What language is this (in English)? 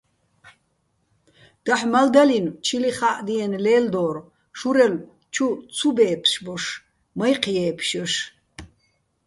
Bats